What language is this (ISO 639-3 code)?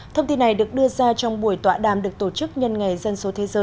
vie